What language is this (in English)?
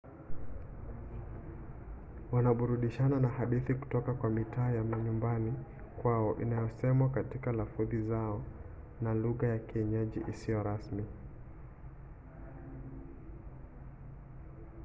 Swahili